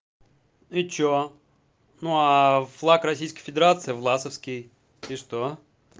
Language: Russian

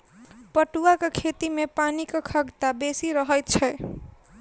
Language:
Maithili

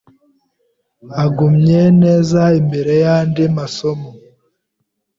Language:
Kinyarwanda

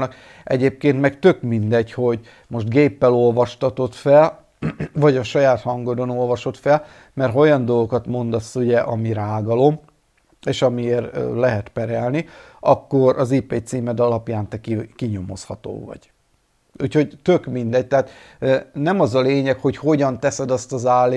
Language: Hungarian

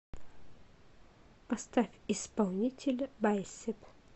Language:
Russian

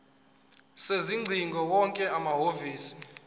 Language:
Zulu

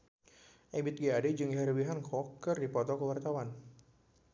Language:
Sundanese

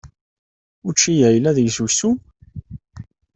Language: Kabyle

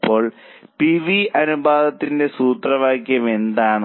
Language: Malayalam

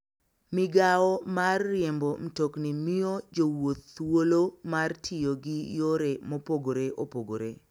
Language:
Luo (Kenya and Tanzania)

